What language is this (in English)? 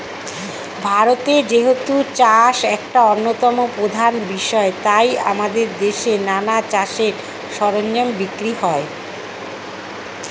Bangla